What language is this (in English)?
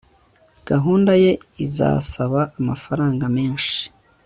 Kinyarwanda